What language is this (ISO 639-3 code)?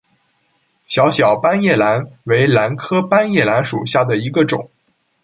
zho